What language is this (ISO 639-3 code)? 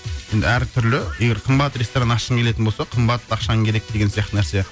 kaz